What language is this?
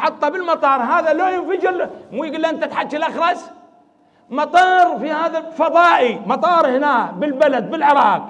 Arabic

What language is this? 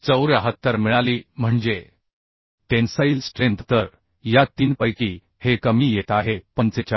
Marathi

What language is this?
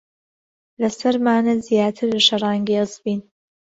Central Kurdish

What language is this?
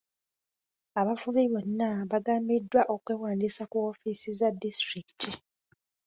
Ganda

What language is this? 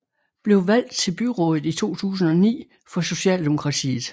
Danish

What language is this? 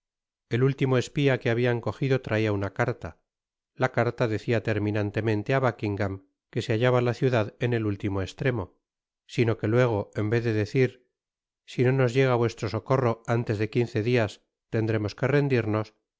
Spanish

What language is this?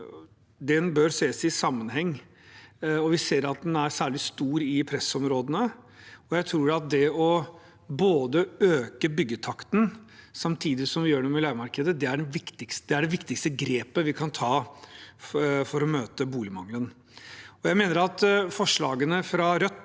Norwegian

